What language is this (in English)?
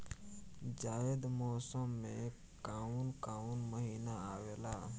Bhojpuri